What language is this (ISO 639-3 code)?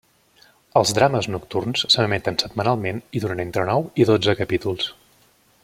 cat